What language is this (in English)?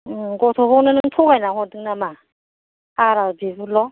Bodo